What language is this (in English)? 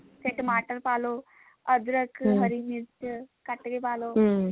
Punjabi